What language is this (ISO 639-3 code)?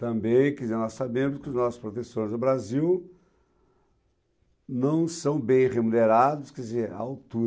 por